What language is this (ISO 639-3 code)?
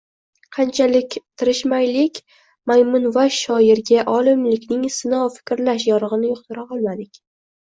uzb